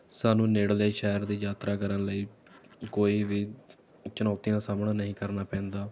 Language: Punjabi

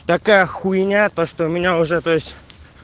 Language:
Russian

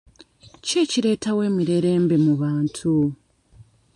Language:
Ganda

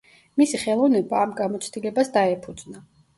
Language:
Georgian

